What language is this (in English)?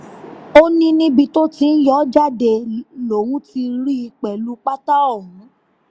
Yoruba